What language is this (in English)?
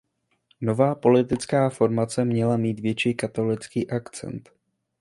Czech